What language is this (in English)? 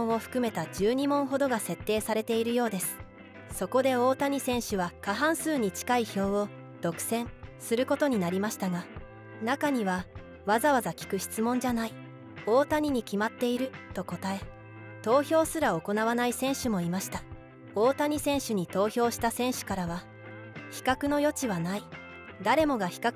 Japanese